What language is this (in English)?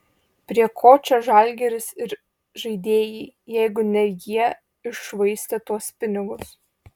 Lithuanian